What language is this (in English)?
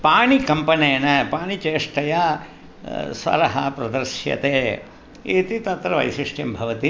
Sanskrit